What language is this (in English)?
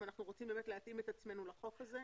Hebrew